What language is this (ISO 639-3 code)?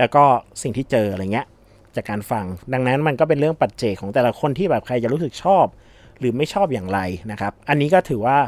tha